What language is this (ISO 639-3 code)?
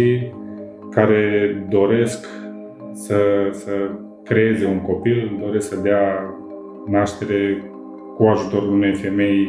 ron